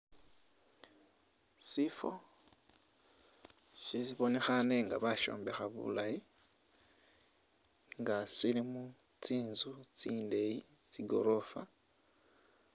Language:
Masaaba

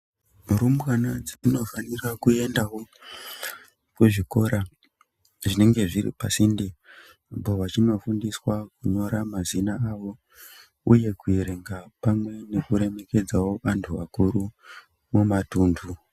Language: Ndau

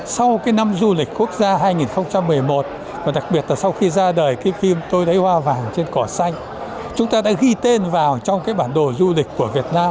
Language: Vietnamese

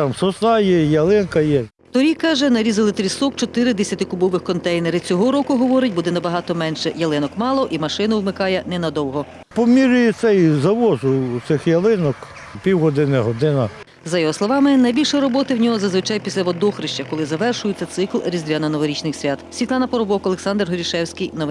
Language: Ukrainian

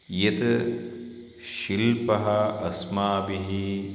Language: Sanskrit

